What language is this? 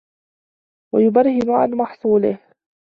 Arabic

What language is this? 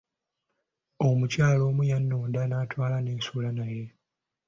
Ganda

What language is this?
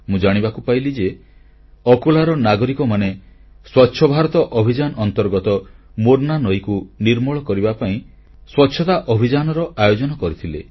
Odia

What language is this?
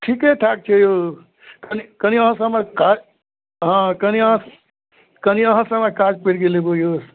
Maithili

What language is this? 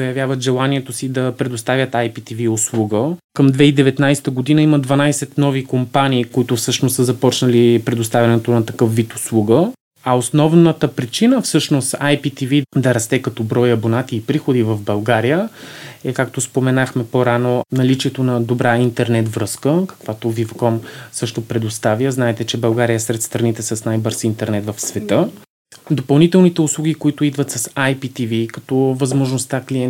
Bulgarian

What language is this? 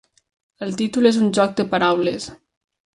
Catalan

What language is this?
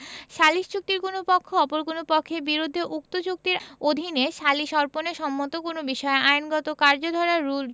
Bangla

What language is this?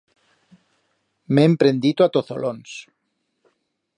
Aragonese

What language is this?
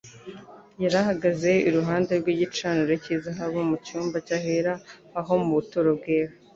Kinyarwanda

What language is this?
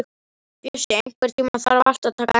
Icelandic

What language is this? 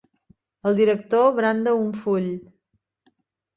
Catalan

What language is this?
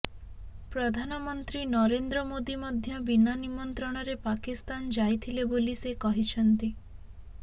Odia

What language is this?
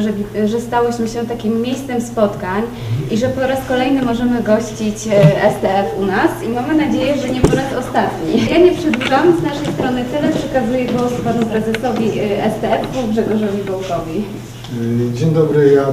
Polish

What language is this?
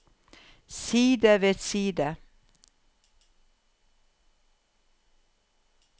Norwegian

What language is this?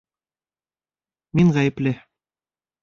Bashkir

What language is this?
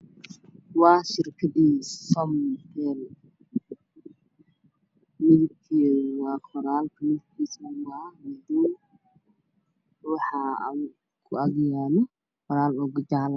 Somali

